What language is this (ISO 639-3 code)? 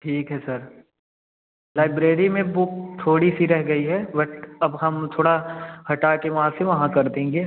hin